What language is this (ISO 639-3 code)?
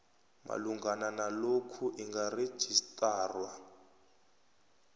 nbl